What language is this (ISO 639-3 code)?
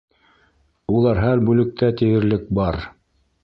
bak